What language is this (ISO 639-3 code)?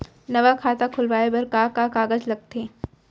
hne